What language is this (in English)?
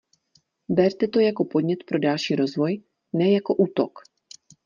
Czech